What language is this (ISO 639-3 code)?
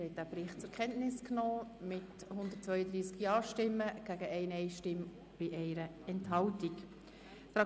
gsw